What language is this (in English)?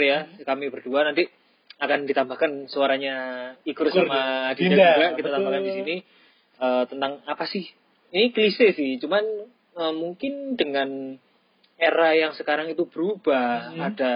Indonesian